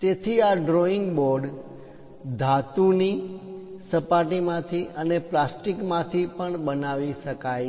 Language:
Gujarati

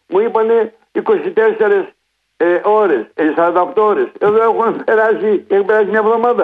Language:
Greek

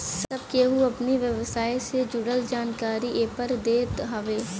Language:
Bhojpuri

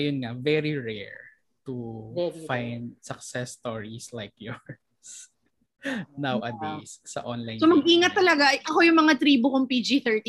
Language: Filipino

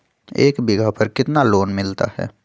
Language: Magahi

